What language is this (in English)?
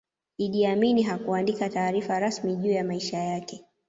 Swahili